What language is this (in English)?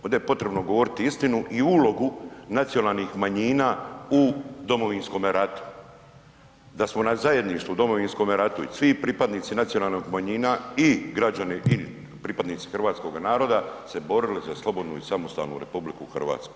Croatian